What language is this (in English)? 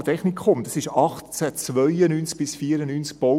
Swiss German